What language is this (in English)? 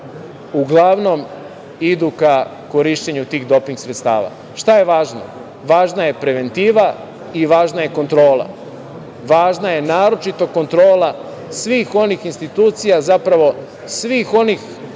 Serbian